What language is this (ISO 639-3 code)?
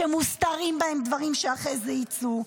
heb